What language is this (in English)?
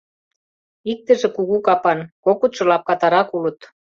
Mari